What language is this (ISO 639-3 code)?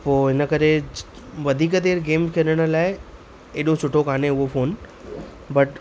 snd